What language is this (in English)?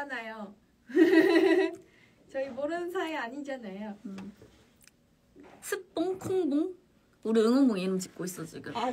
Korean